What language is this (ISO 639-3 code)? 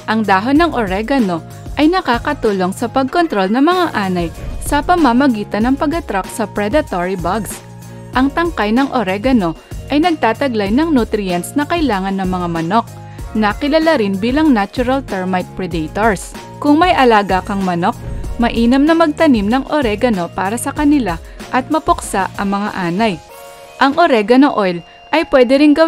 fil